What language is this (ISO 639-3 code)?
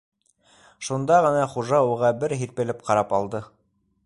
bak